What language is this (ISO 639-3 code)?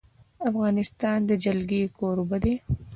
pus